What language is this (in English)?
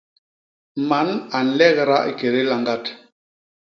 Basaa